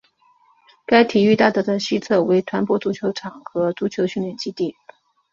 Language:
Chinese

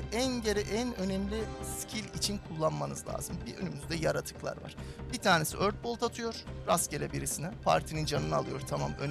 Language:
Turkish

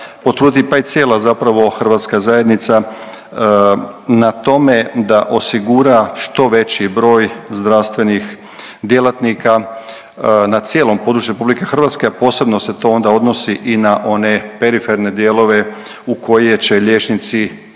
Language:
Croatian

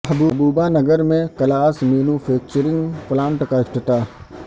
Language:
Urdu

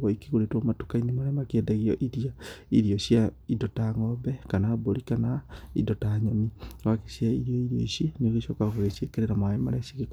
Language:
Kikuyu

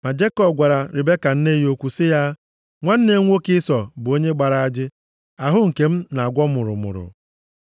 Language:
Igbo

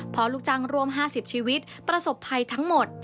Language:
Thai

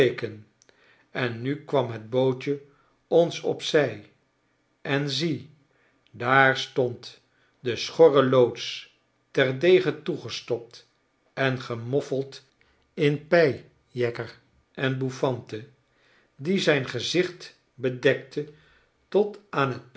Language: Dutch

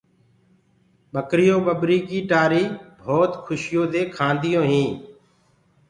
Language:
Gurgula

